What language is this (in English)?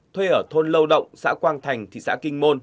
Vietnamese